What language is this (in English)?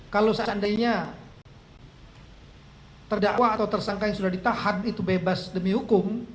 Indonesian